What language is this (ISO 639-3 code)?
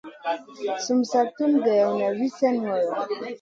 mcn